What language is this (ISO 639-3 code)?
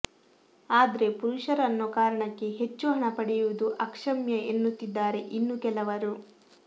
kan